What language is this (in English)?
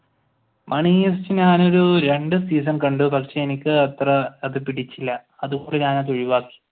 Malayalam